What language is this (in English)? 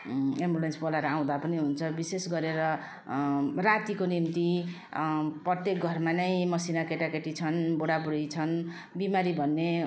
Nepali